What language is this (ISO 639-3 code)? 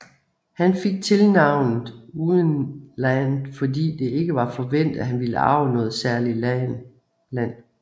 dan